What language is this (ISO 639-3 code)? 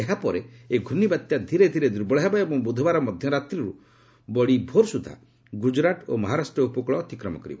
ori